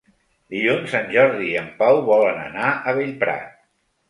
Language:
Catalan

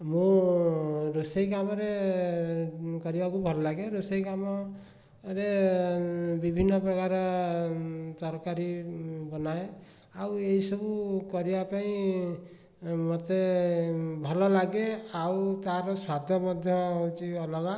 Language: Odia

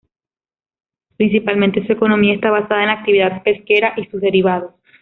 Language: Spanish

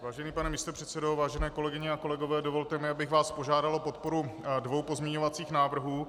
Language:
Czech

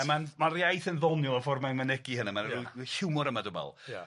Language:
Welsh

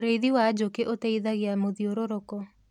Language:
Kikuyu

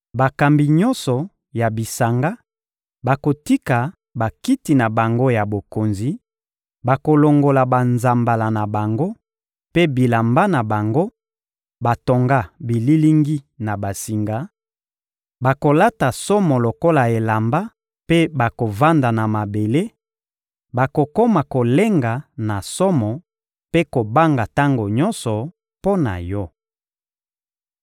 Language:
Lingala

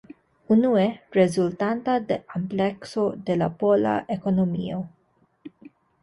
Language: Esperanto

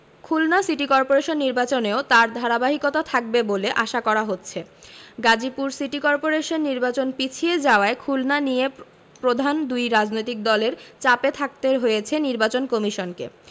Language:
Bangla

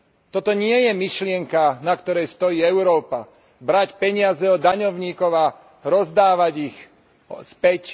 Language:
Slovak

